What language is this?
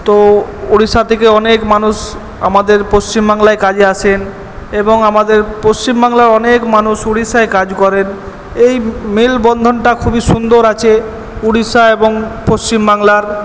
Bangla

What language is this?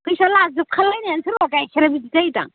Bodo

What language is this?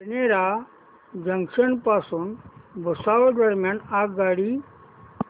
Marathi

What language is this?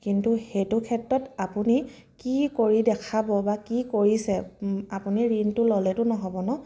Assamese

